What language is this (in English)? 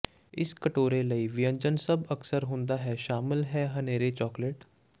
Punjabi